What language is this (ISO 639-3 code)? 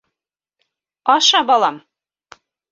bak